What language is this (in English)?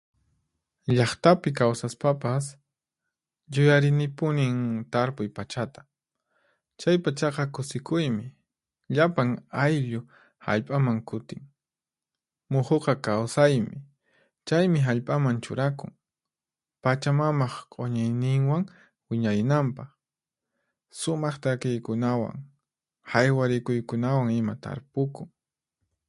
Puno Quechua